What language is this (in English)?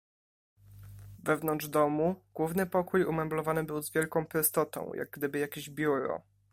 Polish